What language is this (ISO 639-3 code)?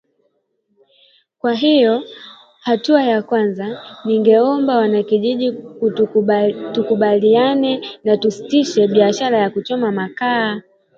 swa